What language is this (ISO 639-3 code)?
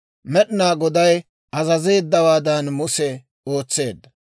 dwr